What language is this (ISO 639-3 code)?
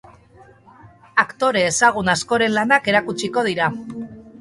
eus